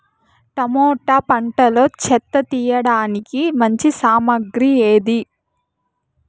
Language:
Telugu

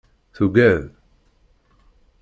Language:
Kabyle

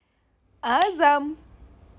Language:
Russian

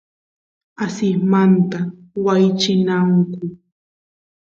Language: Santiago del Estero Quichua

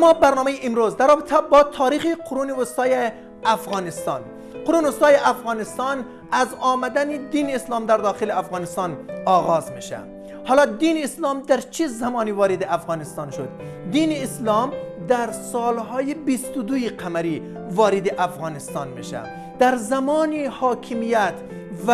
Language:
Persian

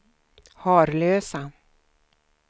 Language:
Swedish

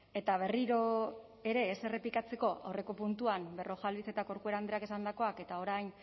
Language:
Basque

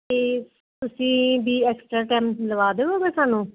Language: Punjabi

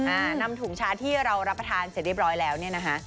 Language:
Thai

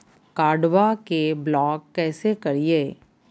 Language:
Magahi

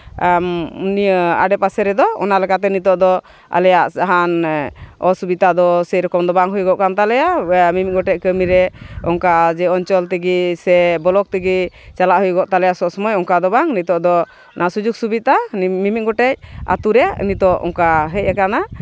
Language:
Santali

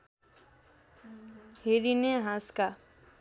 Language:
Nepali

